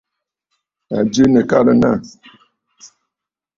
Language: Bafut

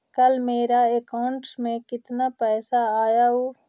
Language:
Magahi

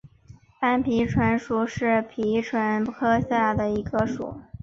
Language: Chinese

